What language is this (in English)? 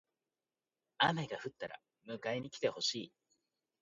Japanese